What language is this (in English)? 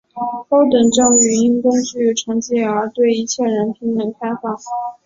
Chinese